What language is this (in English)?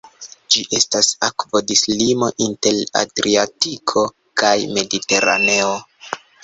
Esperanto